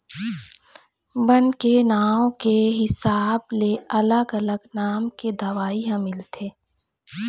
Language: Chhattisgarhi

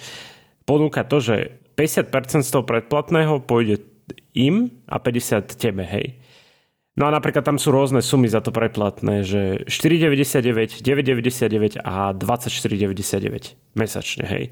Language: Slovak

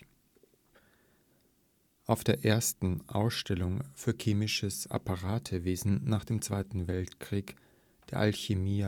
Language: German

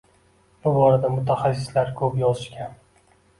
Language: Uzbek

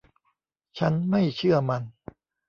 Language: Thai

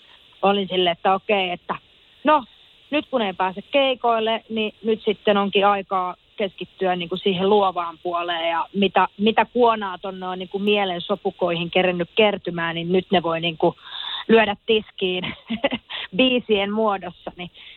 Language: Finnish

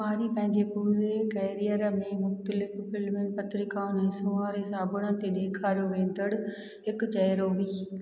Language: Sindhi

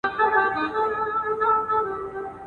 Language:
Pashto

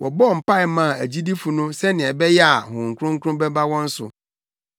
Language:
Akan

